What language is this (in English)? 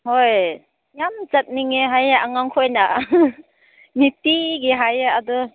Manipuri